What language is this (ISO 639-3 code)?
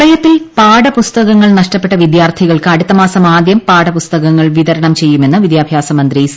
mal